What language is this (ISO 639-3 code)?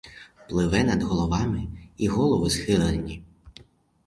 ukr